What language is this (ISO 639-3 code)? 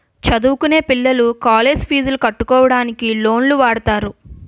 tel